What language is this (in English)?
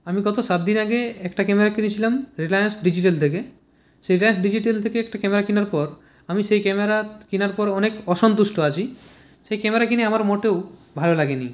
Bangla